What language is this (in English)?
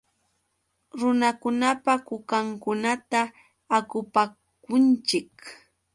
Yauyos Quechua